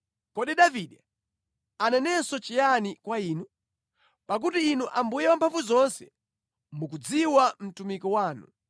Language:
Nyanja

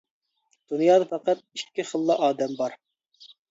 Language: Uyghur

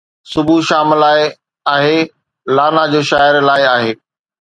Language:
Sindhi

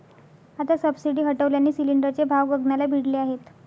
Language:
Marathi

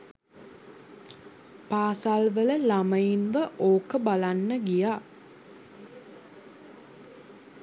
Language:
Sinhala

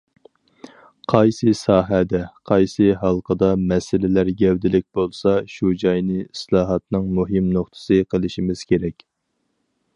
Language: Uyghur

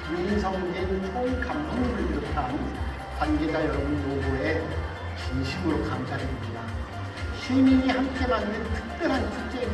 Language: Korean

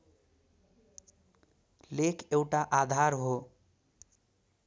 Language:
Nepali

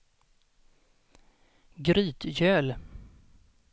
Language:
Swedish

